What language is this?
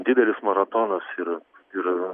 Lithuanian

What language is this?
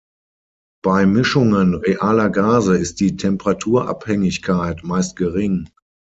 German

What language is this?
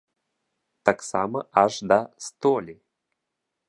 Belarusian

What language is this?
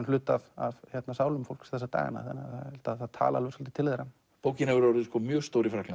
Icelandic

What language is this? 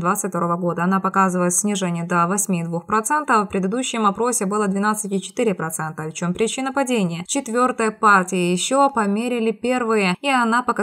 Russian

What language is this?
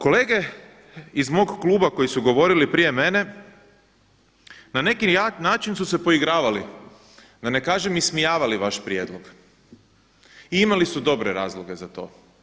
Croatian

